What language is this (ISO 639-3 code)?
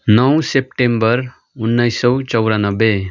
nep